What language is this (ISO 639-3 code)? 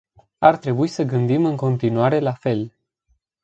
ron